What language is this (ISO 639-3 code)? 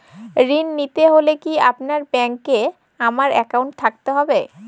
ben